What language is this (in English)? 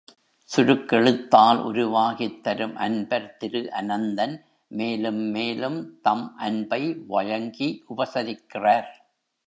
Tamil